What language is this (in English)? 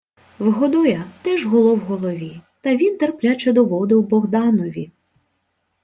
Ukrainian